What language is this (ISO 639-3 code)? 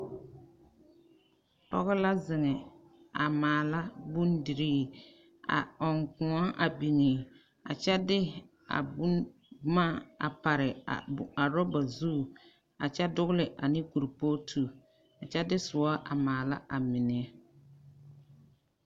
dga